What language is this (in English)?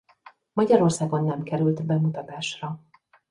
Hungarian